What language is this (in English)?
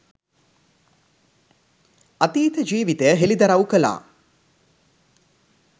Sinhala